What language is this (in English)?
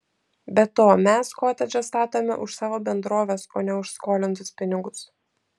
Lithuanian